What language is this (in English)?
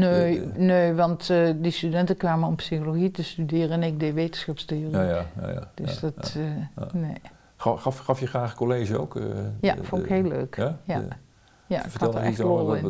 Dutch